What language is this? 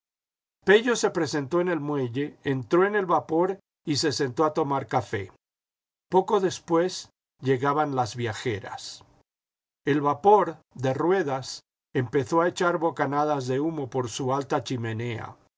Spanish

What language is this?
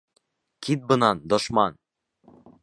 Bashkir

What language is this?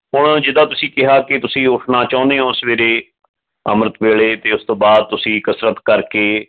Punjabi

